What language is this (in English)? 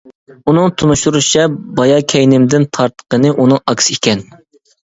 Uyghur